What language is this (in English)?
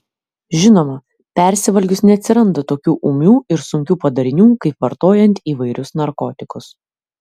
Lithuanian